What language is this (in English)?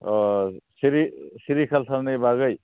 Bodo